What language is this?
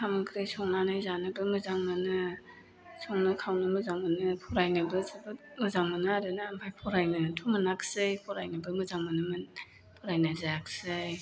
Bodo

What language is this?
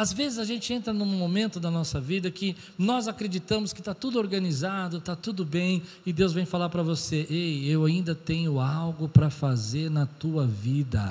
Portuguese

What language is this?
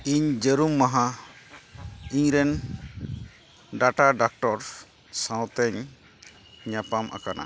Santali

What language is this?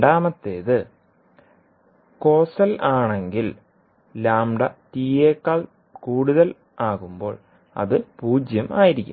Malayalam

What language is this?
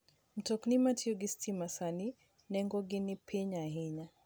Luo (Kenya and Tanzania)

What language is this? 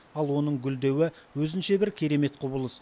Kazakh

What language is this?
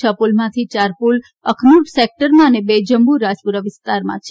Gujarati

